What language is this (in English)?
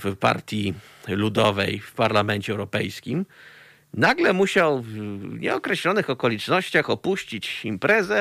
Polish